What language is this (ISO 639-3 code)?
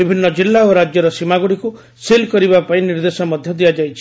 ori